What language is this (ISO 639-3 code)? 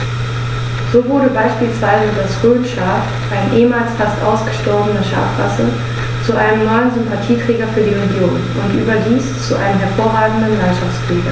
deu